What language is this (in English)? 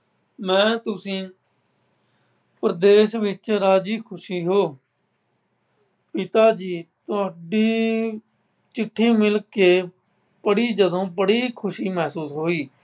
Punjabi